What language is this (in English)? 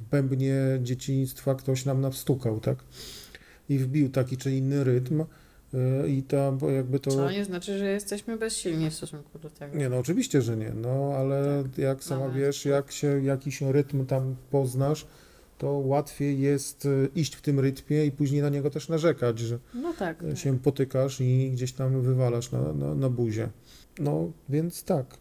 Polish